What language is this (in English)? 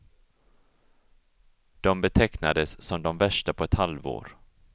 Swedish